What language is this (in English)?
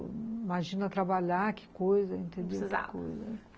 Portuguese